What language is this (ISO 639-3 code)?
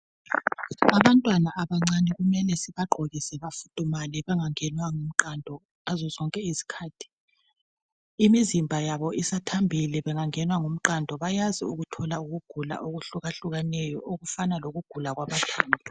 nde